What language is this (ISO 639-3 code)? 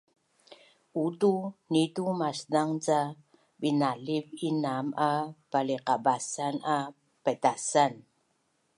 bnn